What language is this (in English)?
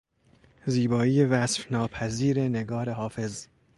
Persian